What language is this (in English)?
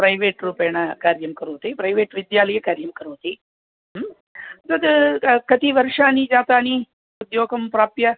Sanskrit